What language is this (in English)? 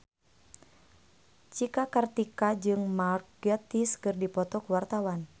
Sundanese